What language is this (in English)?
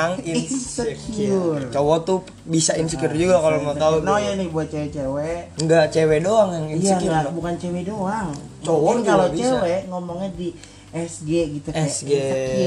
Indonesian